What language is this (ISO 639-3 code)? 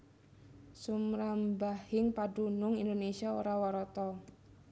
jav